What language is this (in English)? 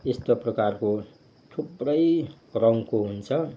Nepali